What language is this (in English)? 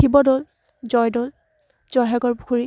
Assamese